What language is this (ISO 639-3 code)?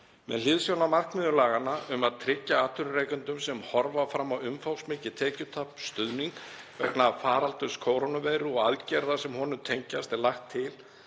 isl